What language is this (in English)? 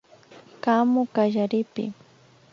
Imbabura Highland Quichua